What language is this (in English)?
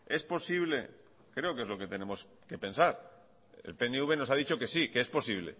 Spanish